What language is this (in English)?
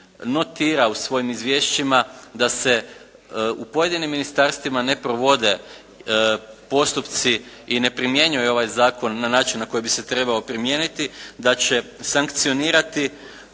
Croatian